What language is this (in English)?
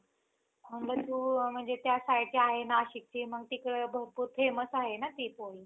Marathi